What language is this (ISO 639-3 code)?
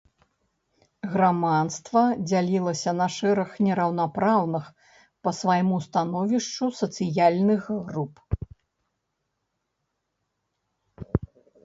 bel